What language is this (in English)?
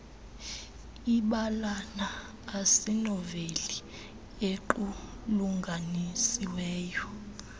Xhosa